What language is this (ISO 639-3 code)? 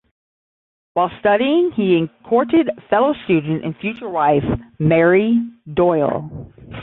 eng